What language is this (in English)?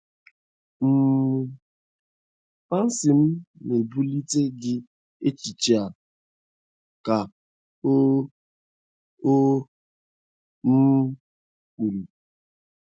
Igbo